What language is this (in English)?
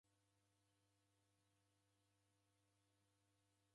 Taita